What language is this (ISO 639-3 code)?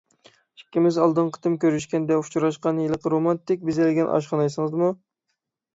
uig